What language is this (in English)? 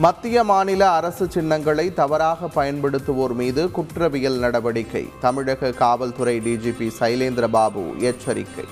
Tamil